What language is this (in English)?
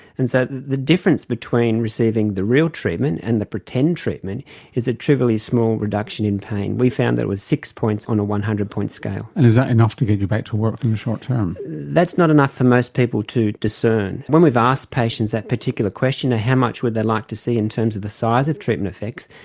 English